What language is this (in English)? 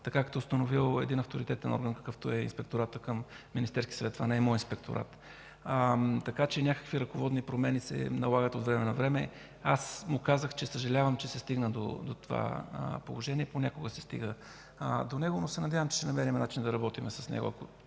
Bulgarian